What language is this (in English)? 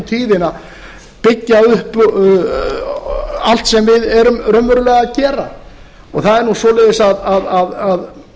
Icelandic